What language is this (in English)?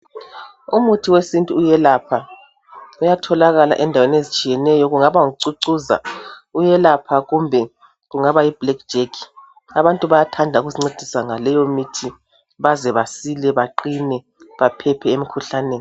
North Ndebele